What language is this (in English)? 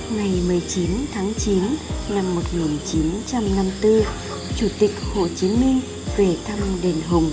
Vietnamese